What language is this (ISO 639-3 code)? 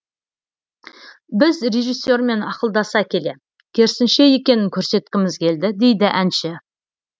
kaz